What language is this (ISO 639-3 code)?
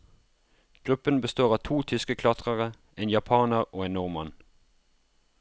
nor